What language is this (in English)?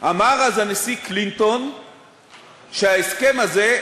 Hebrew